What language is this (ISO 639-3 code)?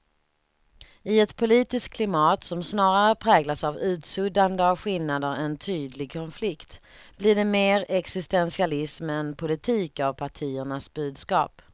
swe